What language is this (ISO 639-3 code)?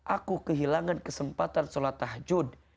ind